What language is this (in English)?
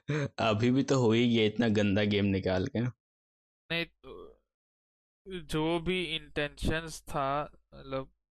Hindi